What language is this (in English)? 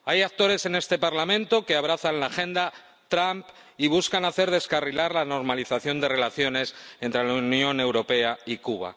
Spanish